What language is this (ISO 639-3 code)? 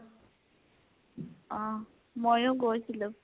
asm